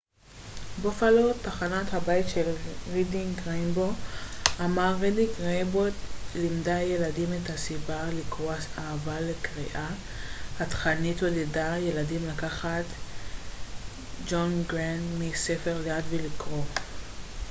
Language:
Hebrew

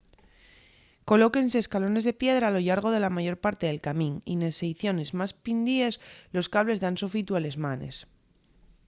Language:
Asturian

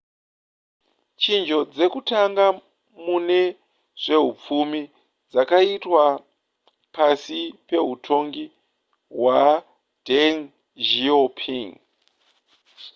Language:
Shona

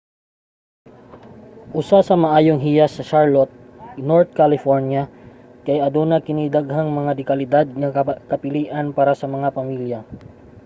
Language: Cebuano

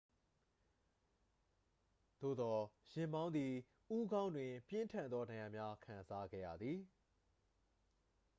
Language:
Burmese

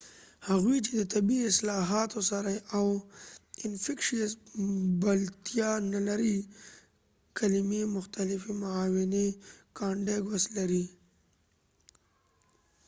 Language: Pashto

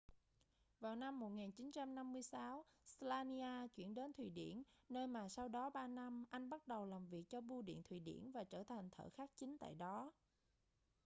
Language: Vietnamese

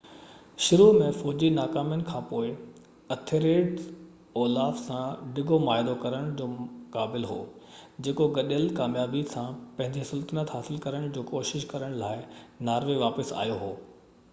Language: Sindhi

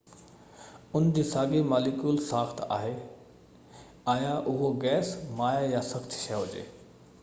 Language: Sindhi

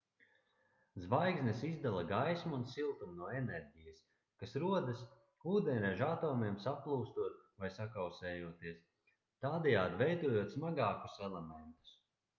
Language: Latvian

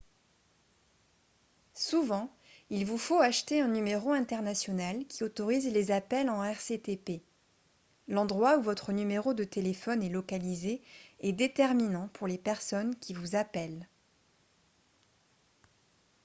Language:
French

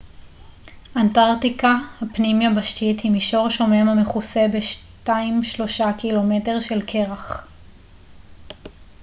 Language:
Hebrew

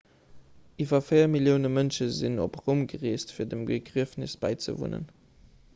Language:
Luxembourgish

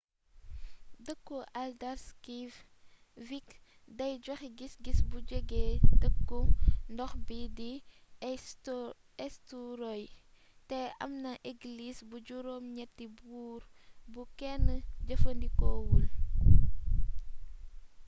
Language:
Wolof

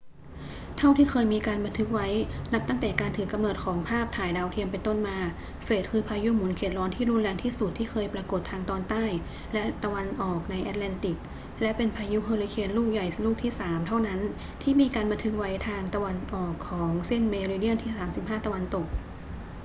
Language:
Thai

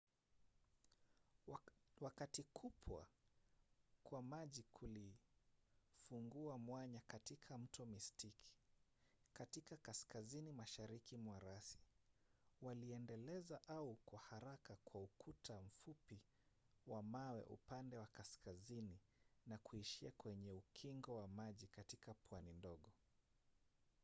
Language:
Swahili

